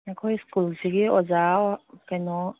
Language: Manipuri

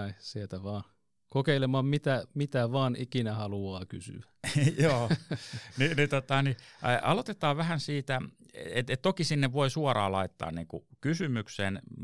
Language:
Finnish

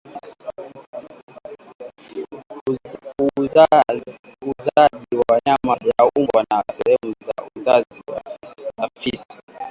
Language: Swahili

